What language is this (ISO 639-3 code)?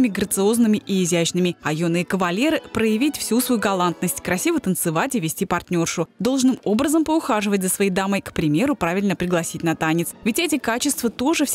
rus